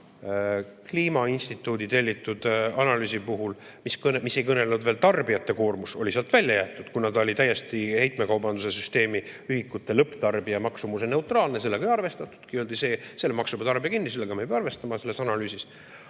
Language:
Estonian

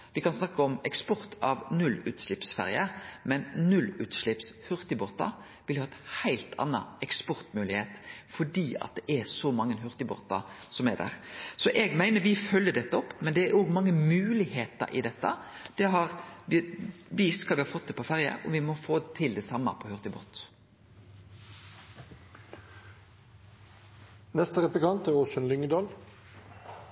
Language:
Norwegian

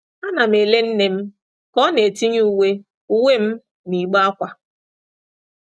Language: Igbo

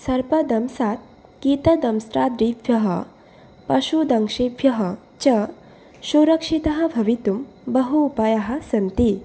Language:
Sanskrit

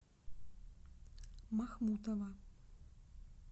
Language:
Russian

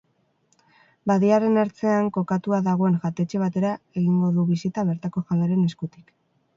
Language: Basque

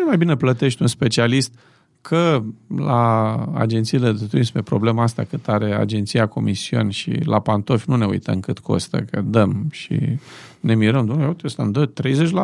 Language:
Romanian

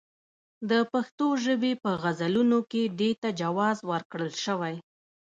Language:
Pashto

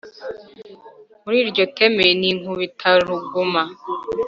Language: Kinyarwanda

